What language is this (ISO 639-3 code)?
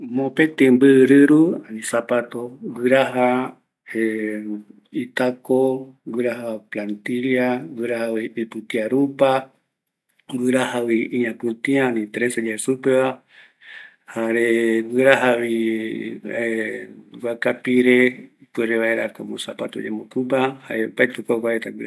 gui